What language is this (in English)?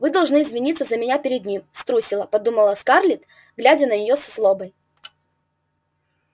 Russian